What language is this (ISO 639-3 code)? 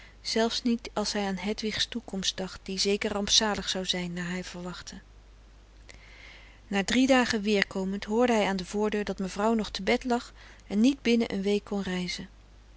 nld